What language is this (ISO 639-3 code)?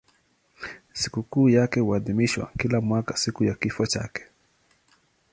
swa